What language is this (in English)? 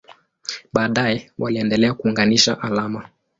Swahili